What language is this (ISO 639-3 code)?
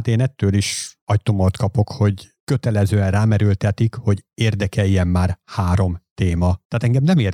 hun